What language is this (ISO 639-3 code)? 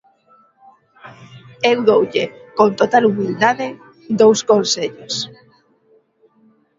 glg